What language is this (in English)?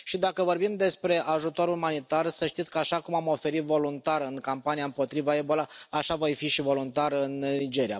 Romanian